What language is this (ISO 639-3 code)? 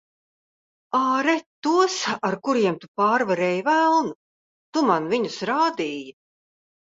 lav